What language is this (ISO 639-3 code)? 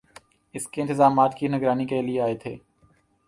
urd